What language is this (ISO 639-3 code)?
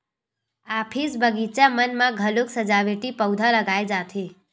hne